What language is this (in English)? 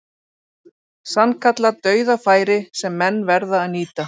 Icelandic